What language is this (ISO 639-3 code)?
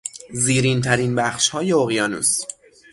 fas